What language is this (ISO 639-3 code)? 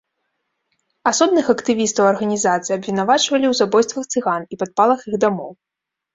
bel